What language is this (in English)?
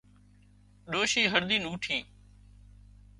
Wadiyara Koli